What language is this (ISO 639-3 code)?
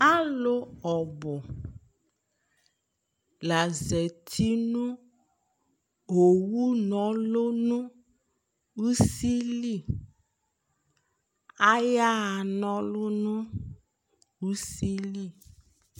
kpo